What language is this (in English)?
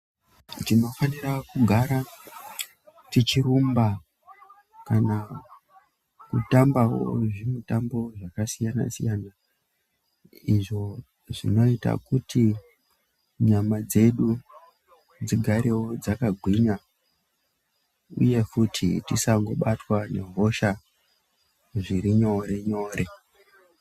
Ndau